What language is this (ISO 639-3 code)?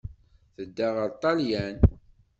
kab